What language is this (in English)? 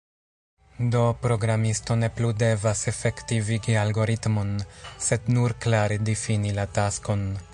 Esperanto